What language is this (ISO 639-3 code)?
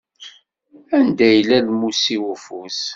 kab